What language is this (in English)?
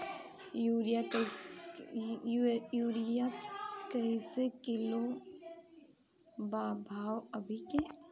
Bhojpuri